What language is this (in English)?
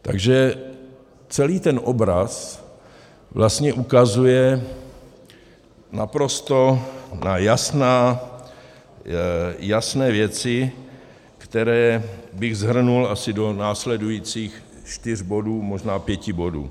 Czech